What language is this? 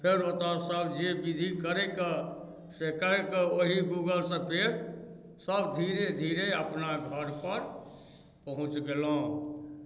Maithili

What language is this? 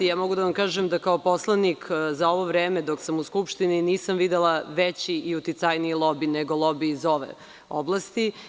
Serbian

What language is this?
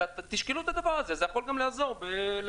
Hebrew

